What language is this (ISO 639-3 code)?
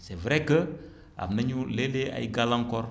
wol